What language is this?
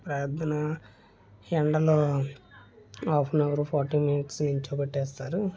Telugu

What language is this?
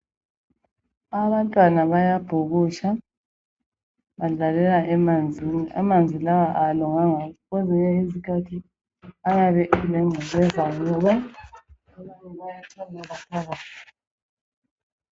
North Ndebele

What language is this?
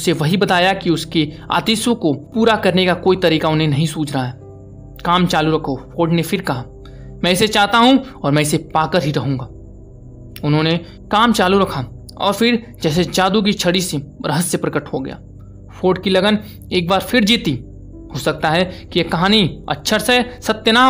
Hindi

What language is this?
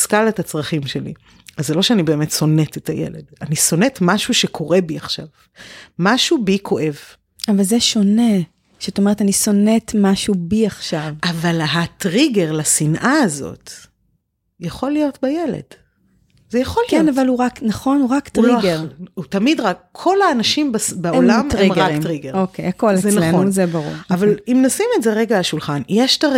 Hebrew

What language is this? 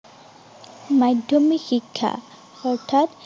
Assamese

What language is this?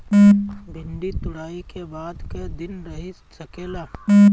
Bhojpuri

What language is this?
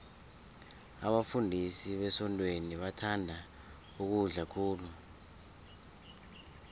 South Ndebele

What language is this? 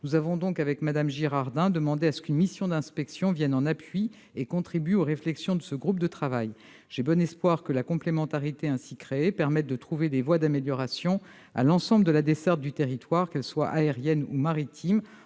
French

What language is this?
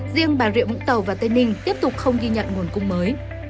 Vietnamese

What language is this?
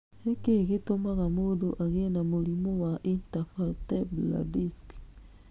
Kikuyu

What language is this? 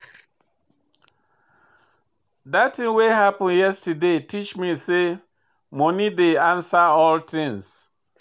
Nigerian Pidgin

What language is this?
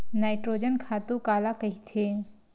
Chhattisgarhi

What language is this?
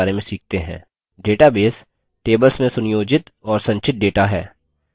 Hindi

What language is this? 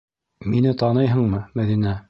Bashkir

